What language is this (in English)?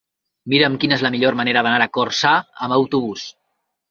Catalan